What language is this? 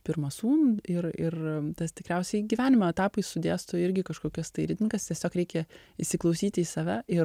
Lithuanian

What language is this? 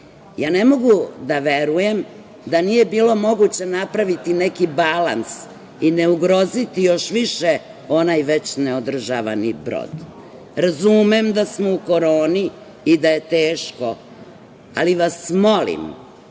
Serbian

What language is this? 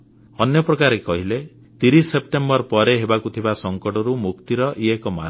Odia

